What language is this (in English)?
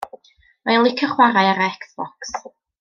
Welsh